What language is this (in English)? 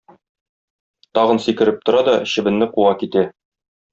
Tatar